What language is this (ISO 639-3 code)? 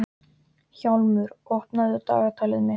isl